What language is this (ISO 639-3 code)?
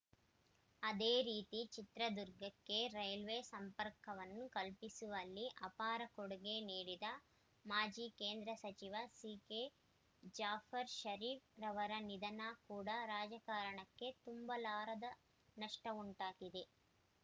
kan